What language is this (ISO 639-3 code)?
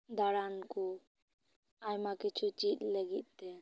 sat